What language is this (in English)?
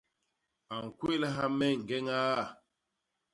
Basaa